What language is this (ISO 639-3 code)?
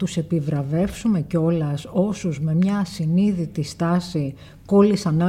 ell